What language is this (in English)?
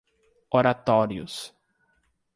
Portuguese